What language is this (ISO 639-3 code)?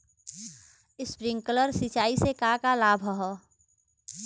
bho